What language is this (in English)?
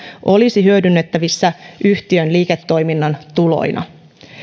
Finnish